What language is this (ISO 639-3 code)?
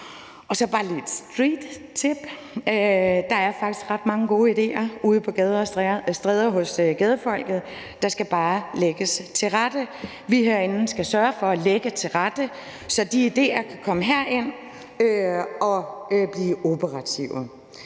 dan